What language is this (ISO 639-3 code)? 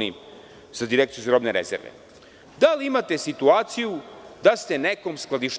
srp